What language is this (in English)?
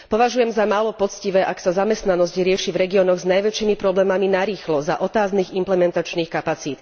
Slovak